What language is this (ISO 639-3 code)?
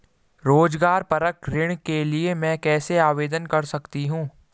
hin